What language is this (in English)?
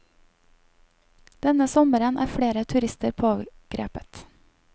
Norwegian